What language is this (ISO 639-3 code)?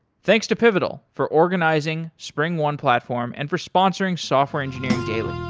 eng